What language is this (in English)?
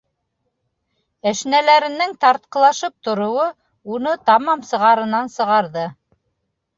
Bashkir